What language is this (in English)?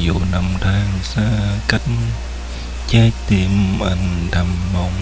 Vietnamese